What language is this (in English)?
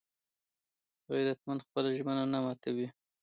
Pashto